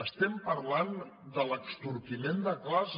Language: Catalan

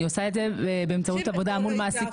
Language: Hebrew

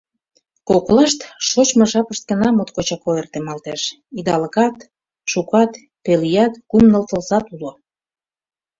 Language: Mari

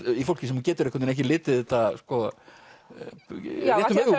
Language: Icelandic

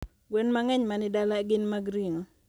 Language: Luo (Kenya and Tanzania)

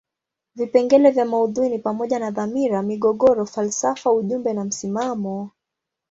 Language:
Swahili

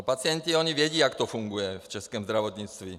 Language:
Czech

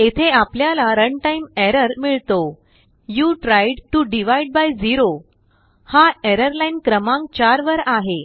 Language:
Marathi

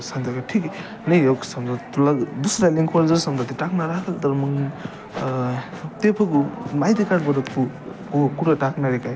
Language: Marathi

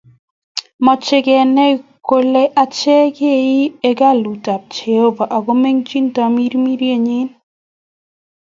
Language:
Kalenjin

